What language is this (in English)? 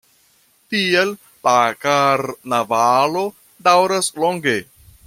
Esperanto